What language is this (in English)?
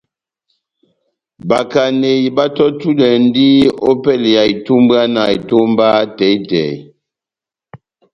Batanga